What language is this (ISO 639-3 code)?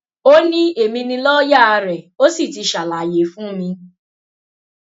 yor